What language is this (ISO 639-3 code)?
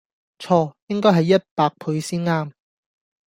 yue